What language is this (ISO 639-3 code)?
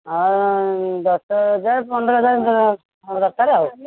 ori